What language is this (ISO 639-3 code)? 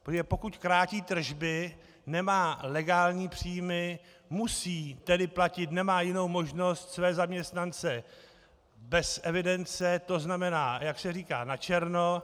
ces